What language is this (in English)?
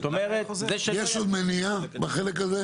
Hebrew